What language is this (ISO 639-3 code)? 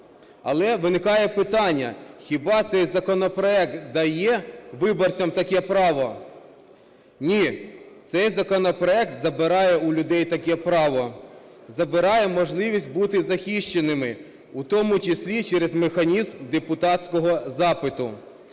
ukr